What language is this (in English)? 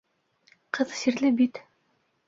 Bashkir